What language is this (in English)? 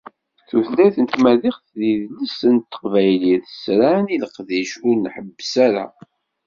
Kabyle